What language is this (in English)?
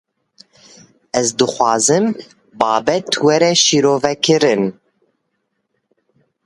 Kurdish